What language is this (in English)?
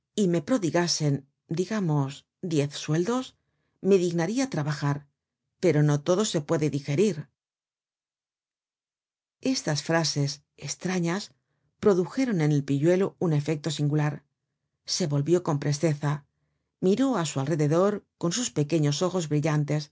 Spanish